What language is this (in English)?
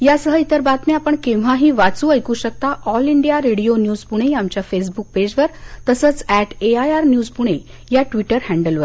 Marathi